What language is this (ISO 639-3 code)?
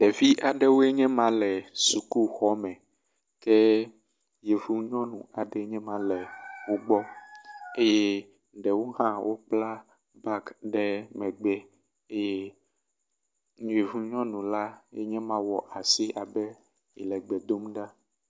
ewe